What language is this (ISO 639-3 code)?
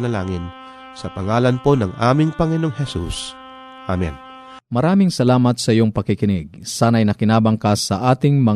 fil